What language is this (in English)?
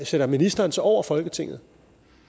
Danish